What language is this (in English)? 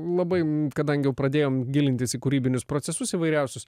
Lithuanian